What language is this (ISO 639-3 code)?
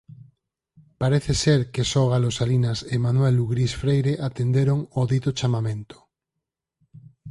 glg